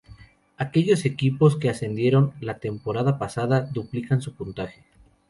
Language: Spanish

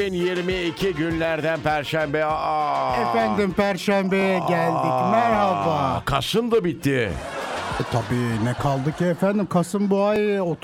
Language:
Turkish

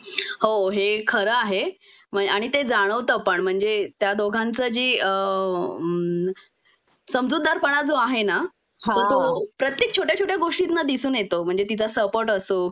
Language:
Marathi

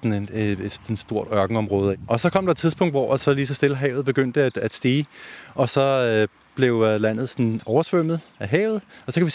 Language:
Danish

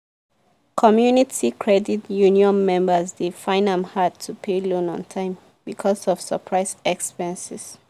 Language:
Nigerian Pidgin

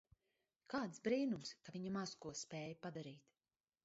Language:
Latvian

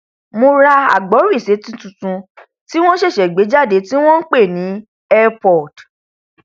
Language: Yoruba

